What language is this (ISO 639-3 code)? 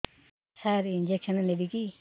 ori